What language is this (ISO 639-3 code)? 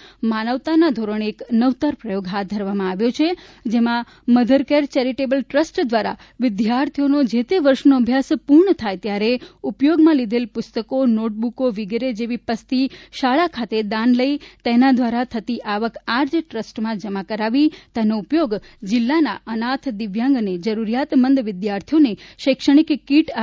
guj